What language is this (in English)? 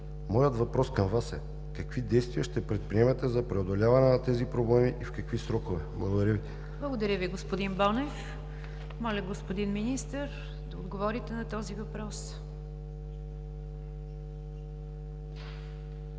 Bulgarian